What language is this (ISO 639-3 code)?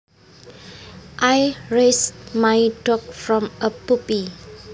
jav